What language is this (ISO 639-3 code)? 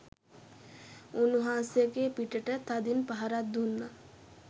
sin